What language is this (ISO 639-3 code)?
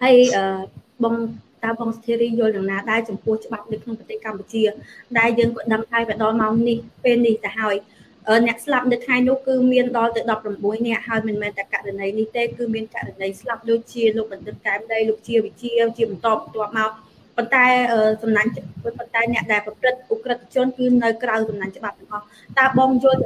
tha